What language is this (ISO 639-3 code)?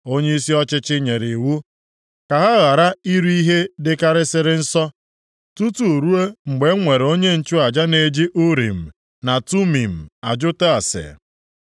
ibo